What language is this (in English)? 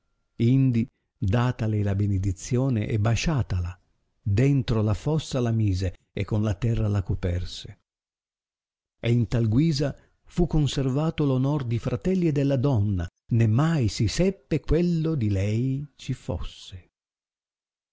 Italian